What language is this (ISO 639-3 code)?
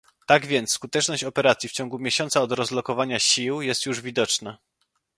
pol